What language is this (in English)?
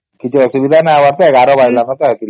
Odia